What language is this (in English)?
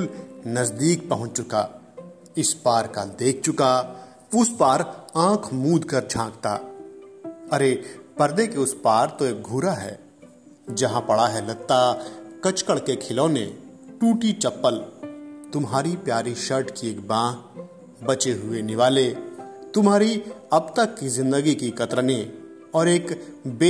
Hindi